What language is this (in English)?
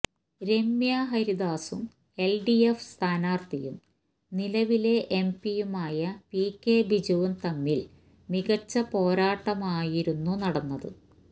Malayalam